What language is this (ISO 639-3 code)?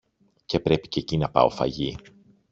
ell